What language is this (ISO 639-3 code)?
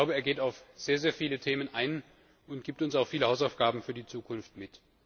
deu